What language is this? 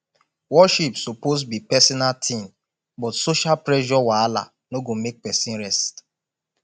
Nigerian Pidgin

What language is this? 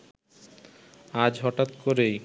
Bangla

